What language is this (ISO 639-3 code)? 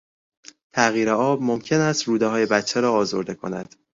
fas